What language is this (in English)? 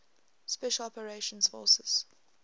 English